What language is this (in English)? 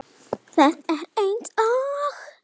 Icelandic